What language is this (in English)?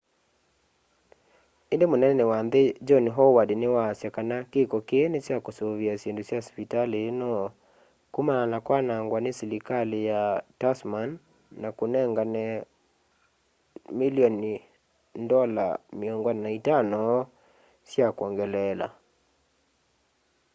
Kamba